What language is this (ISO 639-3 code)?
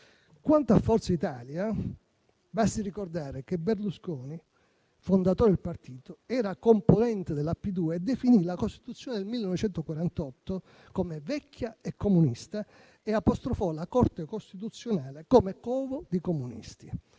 ita